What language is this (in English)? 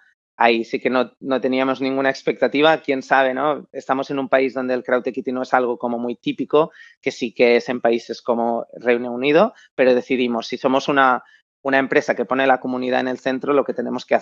Spanish